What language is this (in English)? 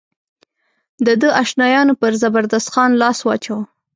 Pashto